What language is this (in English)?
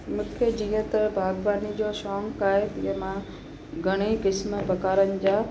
Sindhi